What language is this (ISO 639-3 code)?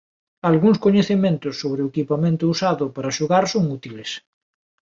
glg